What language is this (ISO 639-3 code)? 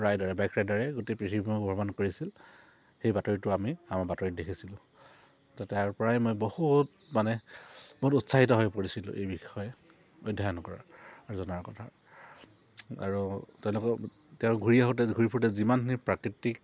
asm